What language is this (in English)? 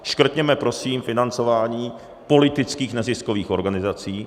Czech